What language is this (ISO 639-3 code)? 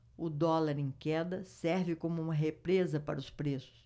por